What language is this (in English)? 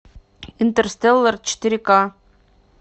Russian